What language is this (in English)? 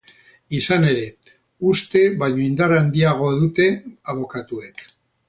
Basque